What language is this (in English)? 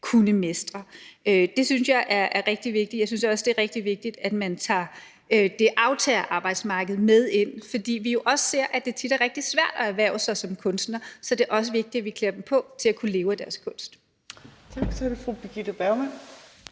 Danish